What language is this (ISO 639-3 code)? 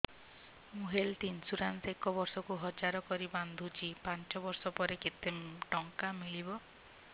ori